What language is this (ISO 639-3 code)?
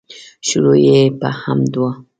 pus